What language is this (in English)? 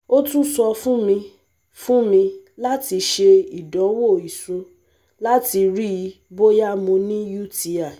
Yoruba